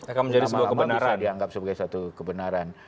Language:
Indonesian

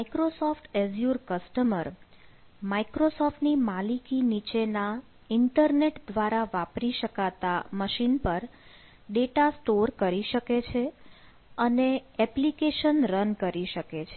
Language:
Gujarati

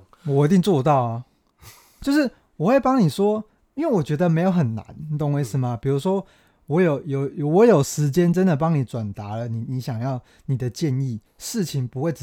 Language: Chinese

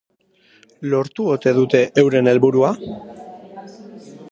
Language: Basque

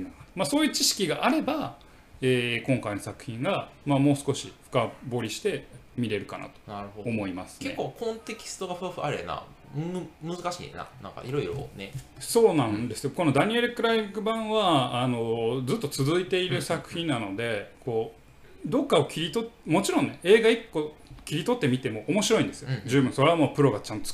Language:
Japanese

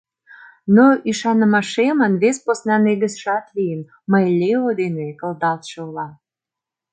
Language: Mari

